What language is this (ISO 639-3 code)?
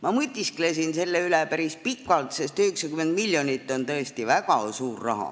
est